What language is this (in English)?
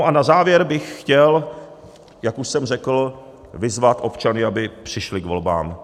Czech